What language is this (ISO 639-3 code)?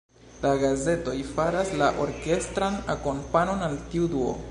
epo